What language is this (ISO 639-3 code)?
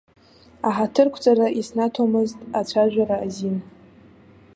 abk